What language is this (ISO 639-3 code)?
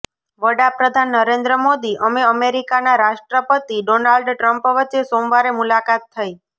guj